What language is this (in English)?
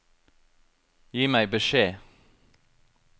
Norwegian